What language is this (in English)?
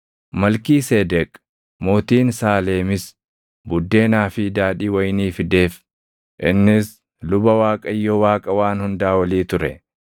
Oromo